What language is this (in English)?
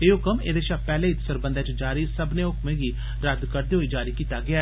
Dogri